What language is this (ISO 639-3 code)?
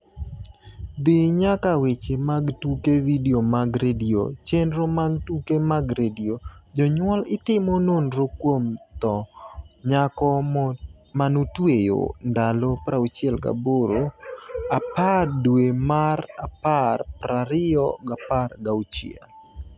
luo